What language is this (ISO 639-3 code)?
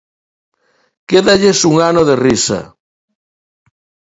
glg